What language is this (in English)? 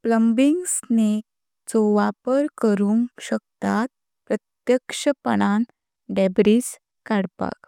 Konkani